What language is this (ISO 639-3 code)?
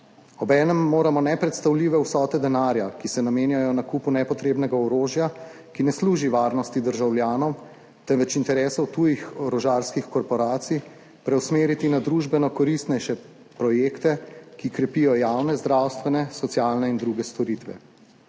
slv